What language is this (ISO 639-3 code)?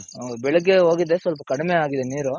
kan